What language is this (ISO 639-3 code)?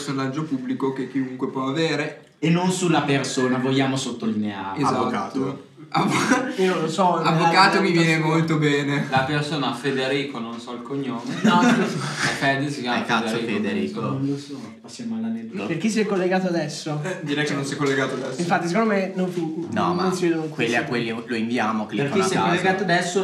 ita